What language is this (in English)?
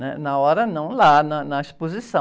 Portuguese